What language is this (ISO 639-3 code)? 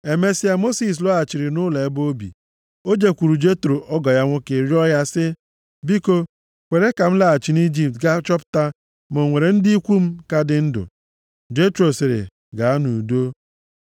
ibo